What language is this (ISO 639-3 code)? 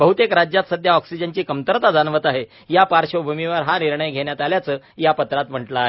mar